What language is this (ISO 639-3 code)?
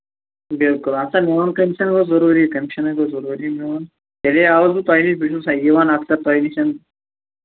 kas